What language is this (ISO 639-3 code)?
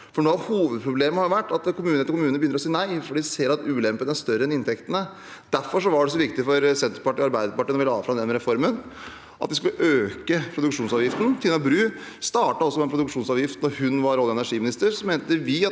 nor